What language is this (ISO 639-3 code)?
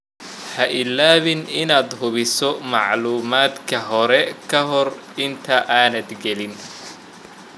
som